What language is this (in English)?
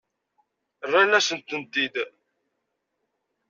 Kabyle